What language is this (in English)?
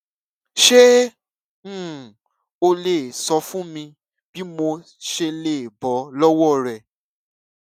Yoruba